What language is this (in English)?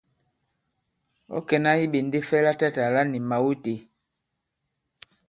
Bankon